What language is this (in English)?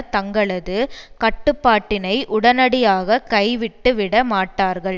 Tamil